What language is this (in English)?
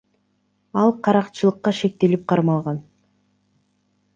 Kyrgyz